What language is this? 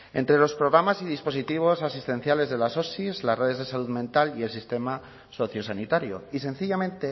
Spanish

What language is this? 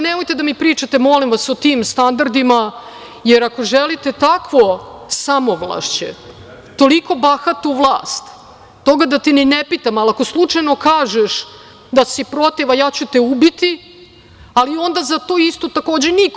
Serbian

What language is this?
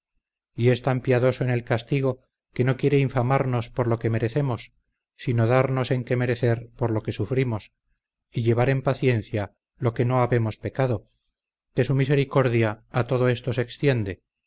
Spanish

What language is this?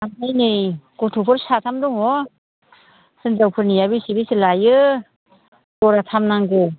Bodo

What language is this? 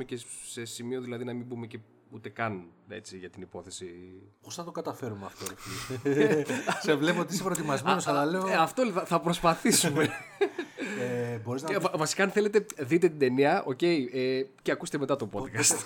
Greek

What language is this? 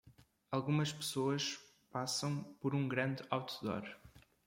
Portuguese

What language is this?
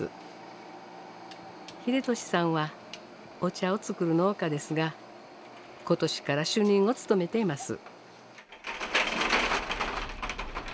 Japanese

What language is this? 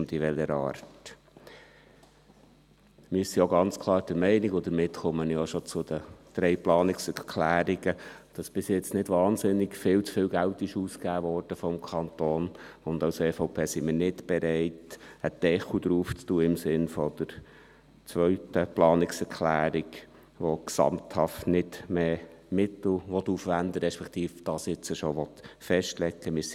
Swiss German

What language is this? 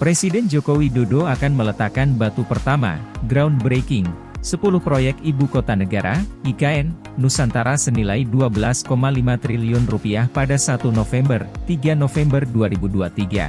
Indonesian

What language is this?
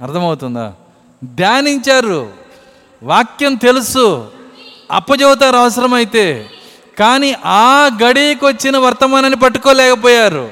Telugu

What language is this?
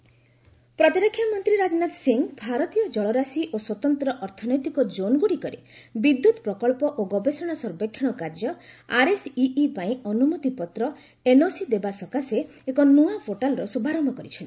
Odia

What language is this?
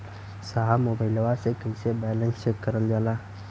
Bhojpuri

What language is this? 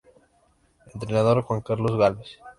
Spanish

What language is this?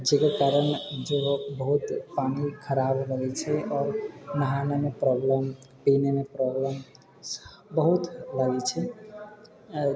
Maithili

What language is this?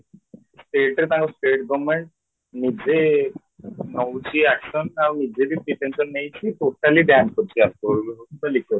Odia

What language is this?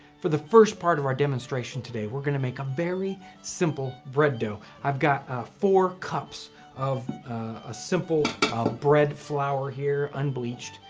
English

